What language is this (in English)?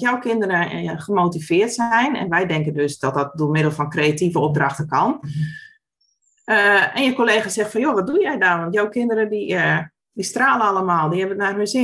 Dutch